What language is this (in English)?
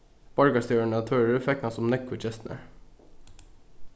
Faroese